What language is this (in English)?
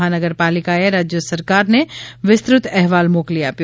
Gujarati